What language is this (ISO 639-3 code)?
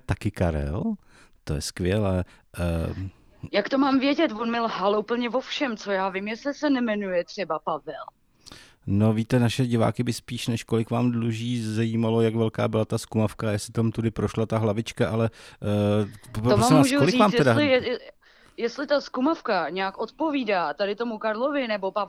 ces